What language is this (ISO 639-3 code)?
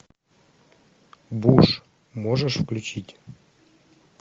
rus